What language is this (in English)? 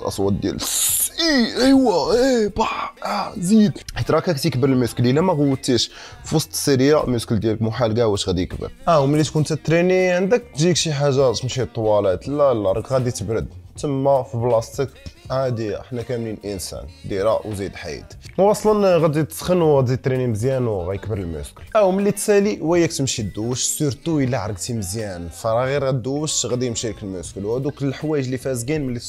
Arabic